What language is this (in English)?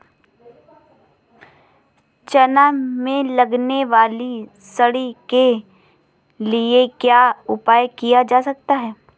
Hindi